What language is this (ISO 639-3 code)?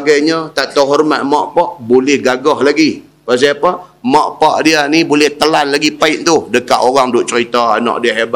msa